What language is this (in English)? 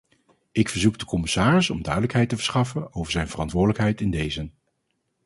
Dutch